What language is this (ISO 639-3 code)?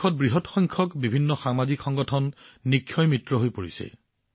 asm